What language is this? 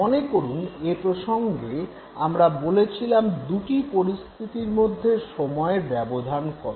Bangla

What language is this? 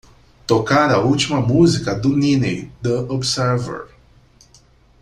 Portuguese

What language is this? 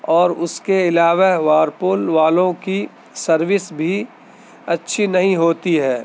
Urdu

